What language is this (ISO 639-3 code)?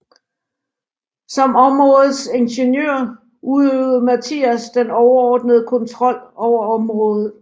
dan